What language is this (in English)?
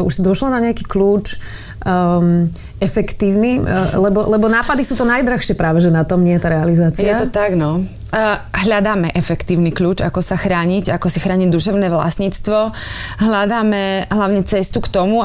Slovak